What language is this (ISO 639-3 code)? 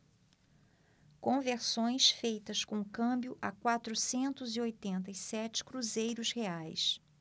por